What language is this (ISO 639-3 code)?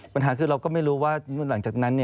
tha